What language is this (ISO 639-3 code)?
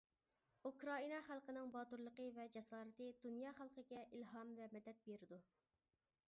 uig